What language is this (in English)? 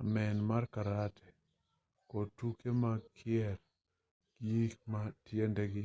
Luo (Kenya and Tanzania)